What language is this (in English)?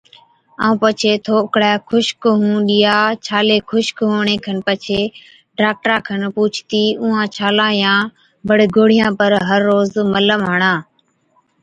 Od